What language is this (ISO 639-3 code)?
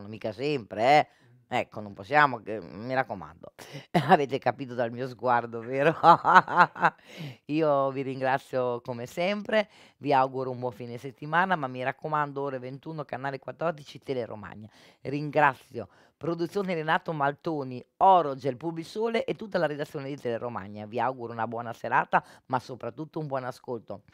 ita